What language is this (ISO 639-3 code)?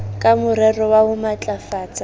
sot